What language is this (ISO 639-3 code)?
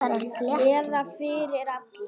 isl